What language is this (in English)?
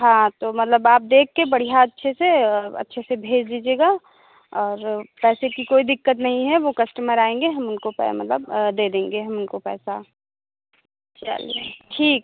Hindi